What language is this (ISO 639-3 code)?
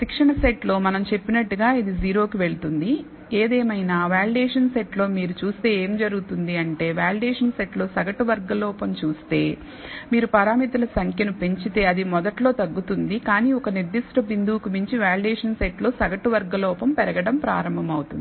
tel